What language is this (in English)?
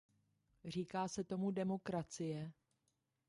Czech